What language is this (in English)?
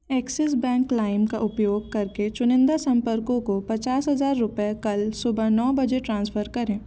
Hindi